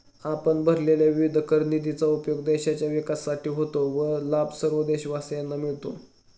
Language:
Marathi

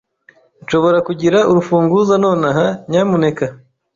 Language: Kinyarwanda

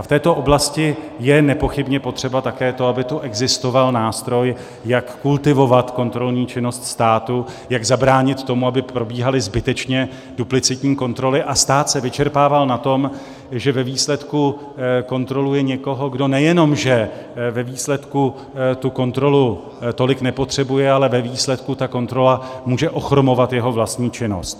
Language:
Czech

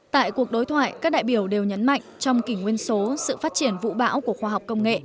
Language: Vietnamese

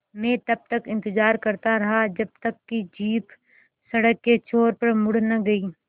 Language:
Hindi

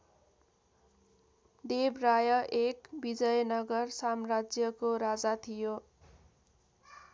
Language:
Nepali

